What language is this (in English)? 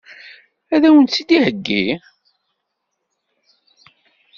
Kabyle